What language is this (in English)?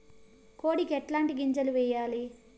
Telugu